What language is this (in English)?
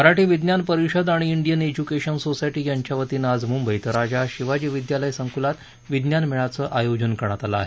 Marathi